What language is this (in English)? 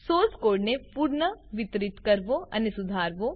Gujarati